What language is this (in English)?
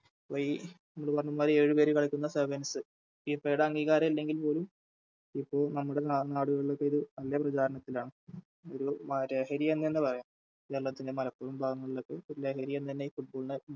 Malayalam